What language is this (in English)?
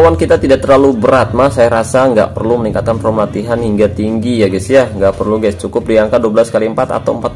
Indonesian